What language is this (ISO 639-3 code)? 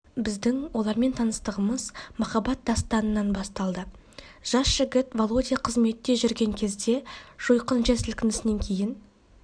kaz